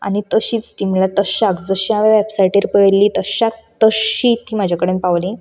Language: Konkani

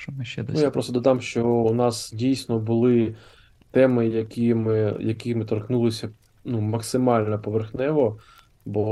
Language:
Ukrainian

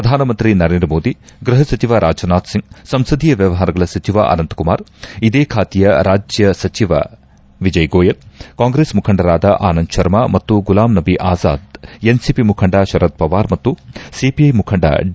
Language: Kannada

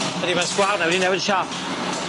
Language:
Welsh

